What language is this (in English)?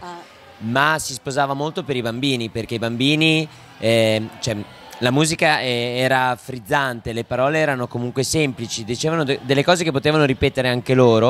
Italian